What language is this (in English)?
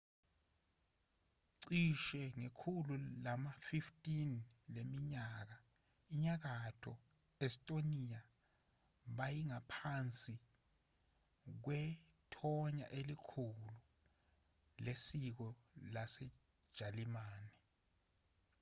Zulu